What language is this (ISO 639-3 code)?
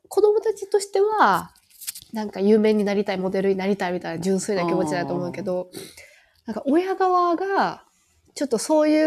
jpn